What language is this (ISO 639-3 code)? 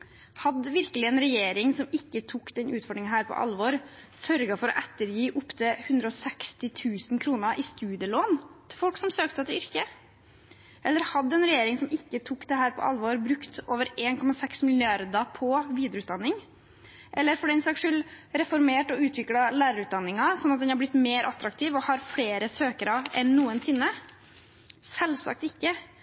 nob